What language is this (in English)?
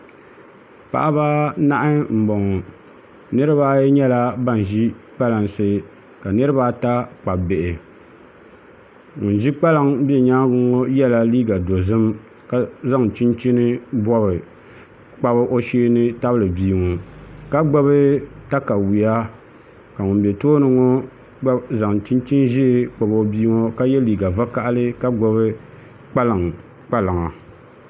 Dagbani